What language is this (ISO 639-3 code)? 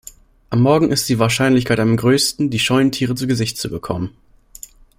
deu